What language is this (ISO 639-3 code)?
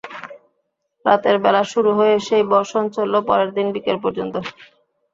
ben